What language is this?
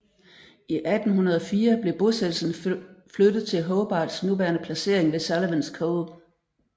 Danish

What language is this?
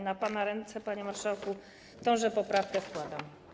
Polish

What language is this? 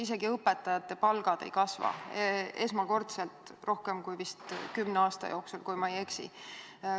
Estonian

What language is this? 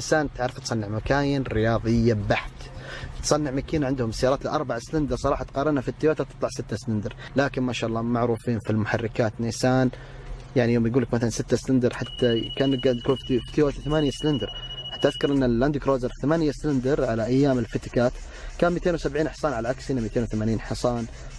Arabic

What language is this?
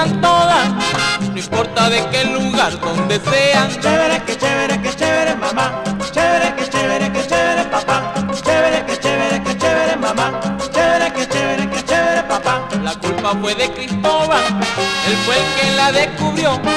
Spanish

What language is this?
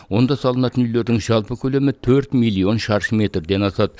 Kazakh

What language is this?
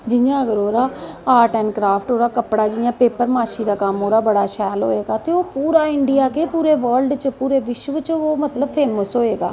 Dogri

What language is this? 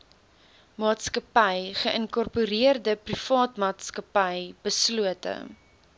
Afrikaans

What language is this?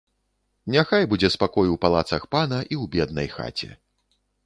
Belarusian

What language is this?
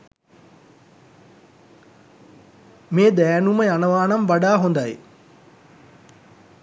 Sinhala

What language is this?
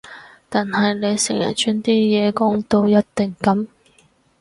Cantonese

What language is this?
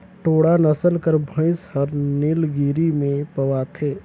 Chhattisgarhi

